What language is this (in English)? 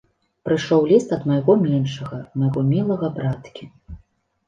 Belarusian